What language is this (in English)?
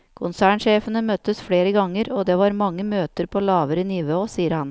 Norwegian